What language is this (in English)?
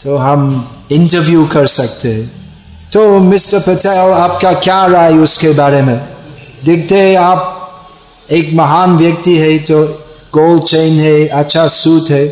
Hindi